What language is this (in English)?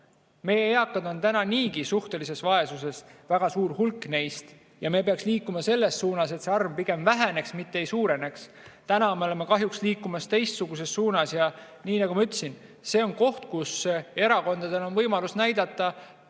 Estonian